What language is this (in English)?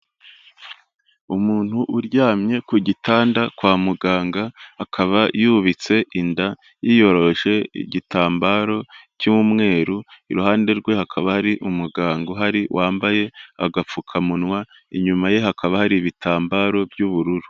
Kinyarwanda